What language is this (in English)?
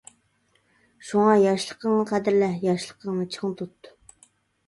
Uyghur